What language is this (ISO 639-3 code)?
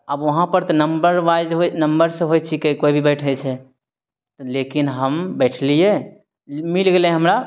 mai